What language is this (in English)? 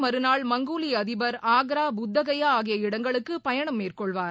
Tamil